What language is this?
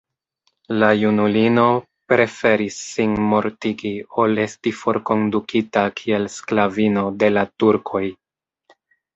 Esperanto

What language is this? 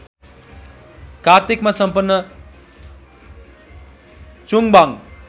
Nepali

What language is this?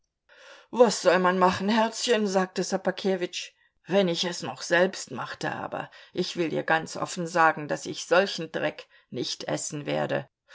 German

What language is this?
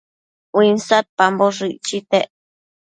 Matsés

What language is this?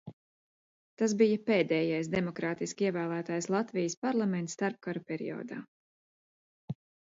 Latvian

